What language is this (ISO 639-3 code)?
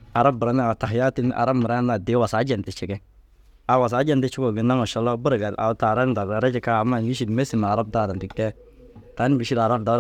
dzg